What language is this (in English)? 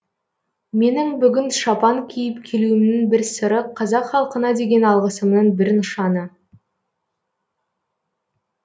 Kazakh